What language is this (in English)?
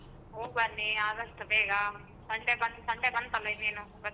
Kannada